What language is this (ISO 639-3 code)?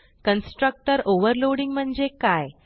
mar